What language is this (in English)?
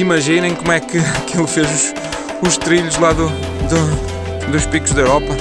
Portuguese